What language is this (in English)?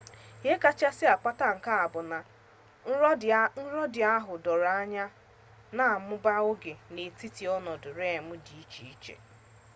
Igbo